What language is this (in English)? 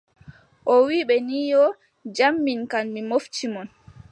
Adamawa Fulfulde